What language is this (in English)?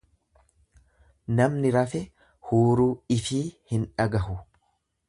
Oromo